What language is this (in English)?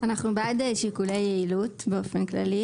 Hebrew